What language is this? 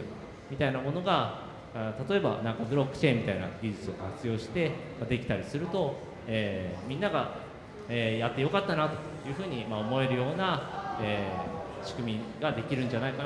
Japanese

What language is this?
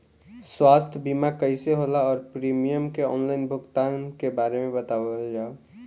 Bhojpuri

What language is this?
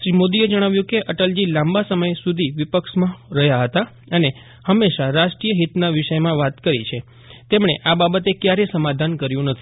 Gujarati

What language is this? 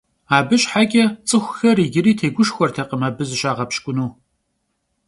Kabardian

